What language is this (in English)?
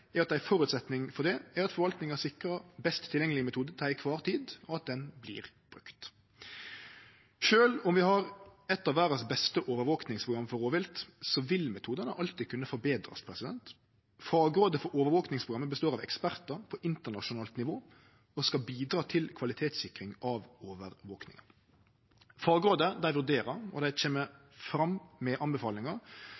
Norwegian Nynorsk